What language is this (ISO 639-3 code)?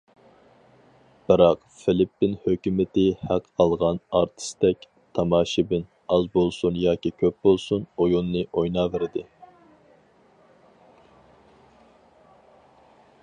uig